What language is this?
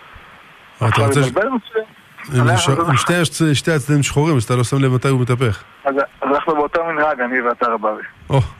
Hebrew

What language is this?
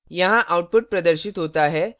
Hindi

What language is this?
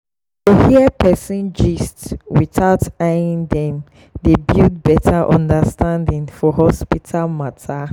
Nigerian Pidgin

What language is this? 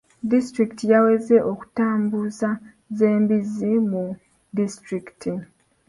Ganda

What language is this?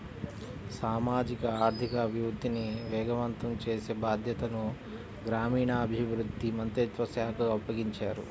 Telugu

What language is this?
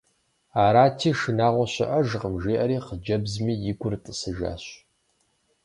Kabardian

